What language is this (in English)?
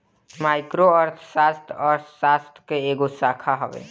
Bhojpuri